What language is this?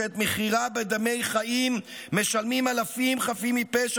Hebrew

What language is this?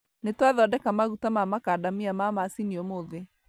Kikuyu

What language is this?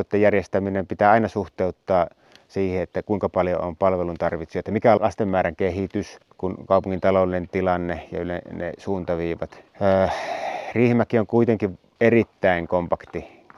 Finnish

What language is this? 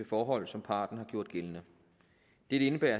Danish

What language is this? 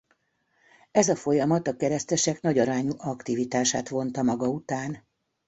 Hungarian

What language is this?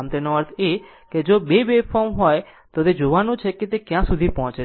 Gujarati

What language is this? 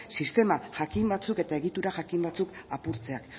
Basque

